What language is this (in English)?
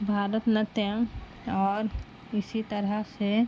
Urdu